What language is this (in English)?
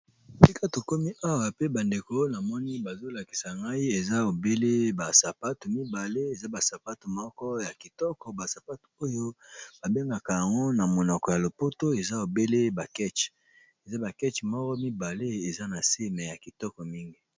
Lingala